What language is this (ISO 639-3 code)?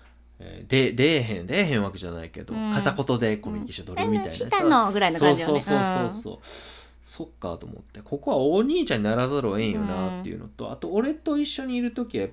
jpn